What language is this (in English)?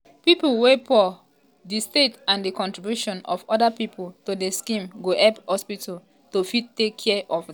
Nigerian Pidgin